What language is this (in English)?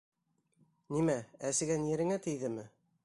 Bashkir